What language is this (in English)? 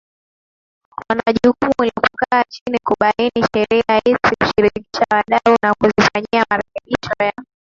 Swahili